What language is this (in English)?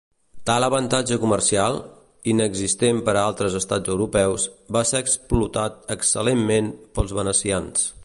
Catalan